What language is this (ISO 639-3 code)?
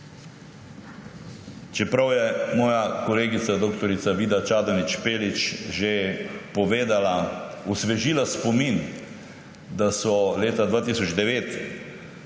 slv